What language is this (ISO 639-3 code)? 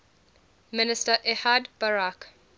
eng